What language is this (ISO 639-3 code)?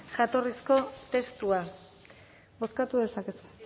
eus